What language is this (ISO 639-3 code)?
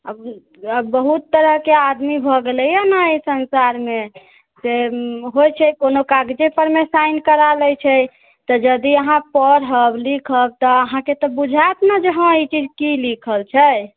mai